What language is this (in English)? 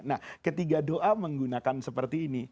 Indonesian